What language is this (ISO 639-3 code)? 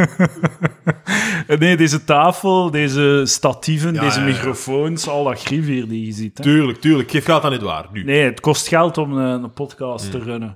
nld